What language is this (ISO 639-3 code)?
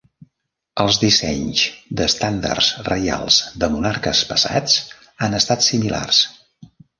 cat